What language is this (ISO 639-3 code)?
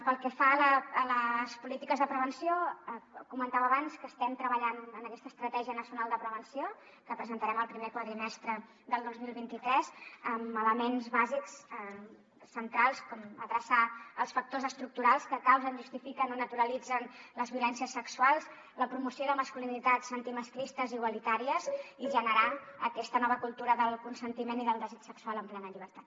cat